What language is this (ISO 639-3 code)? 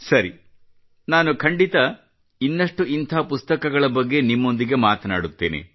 kan